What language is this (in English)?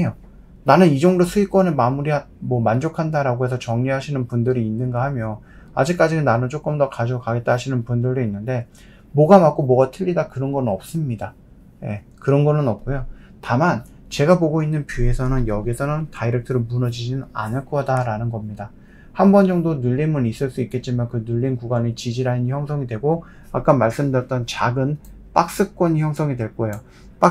Korean